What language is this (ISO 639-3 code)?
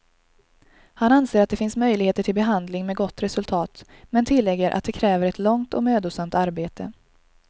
swe